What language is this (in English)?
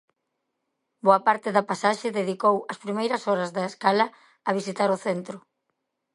Galician